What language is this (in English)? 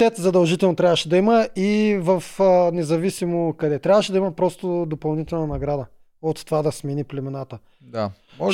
Bulgarian